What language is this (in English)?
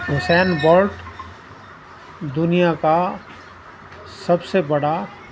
Urdu